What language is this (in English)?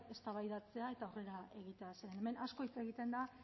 Basque